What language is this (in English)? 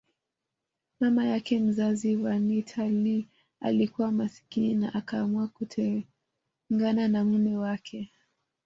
Swahili